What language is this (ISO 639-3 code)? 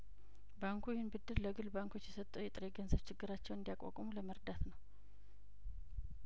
amh